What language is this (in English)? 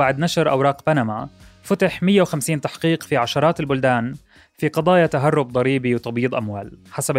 Arabic